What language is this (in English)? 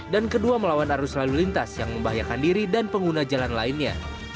Indonesian